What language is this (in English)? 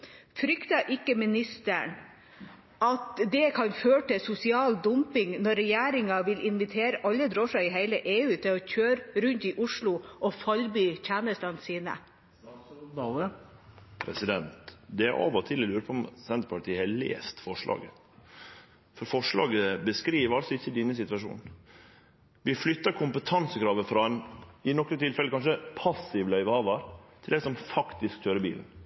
Norwegian